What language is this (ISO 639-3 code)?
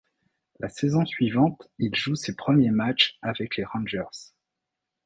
fra